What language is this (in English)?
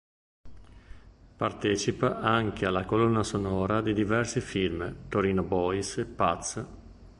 Italian